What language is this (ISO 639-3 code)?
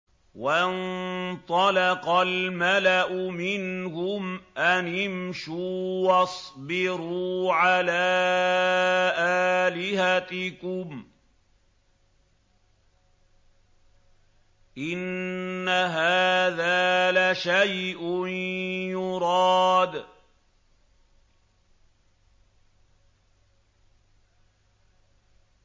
ara